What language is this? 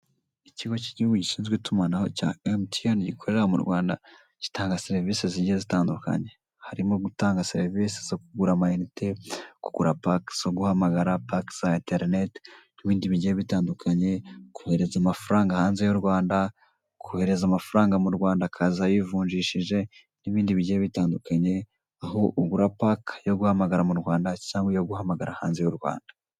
Kinyarwanda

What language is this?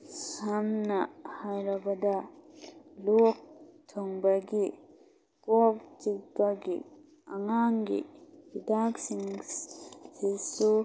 Manipuri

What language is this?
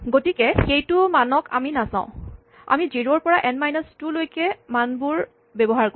Assamese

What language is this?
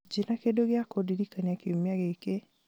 Kikuyu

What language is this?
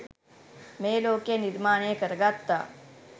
Sinhala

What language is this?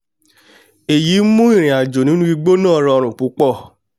Yoruba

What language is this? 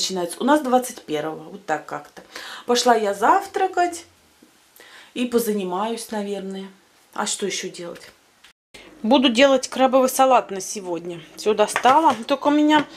Russian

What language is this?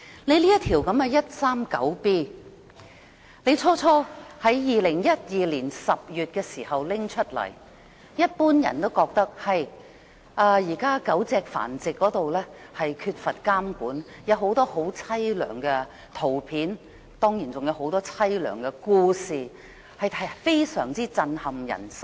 Cantonese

